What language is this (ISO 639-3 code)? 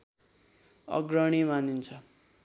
nep